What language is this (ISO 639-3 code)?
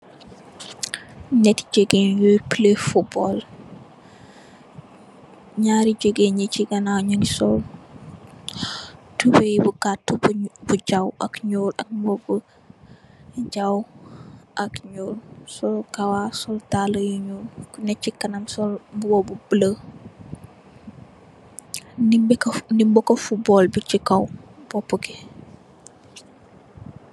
wol